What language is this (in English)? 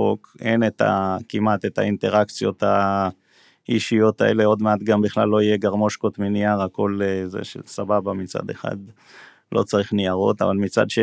Hebrew